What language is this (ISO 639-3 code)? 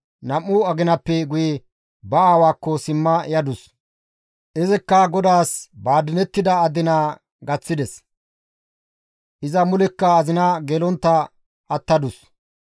gmv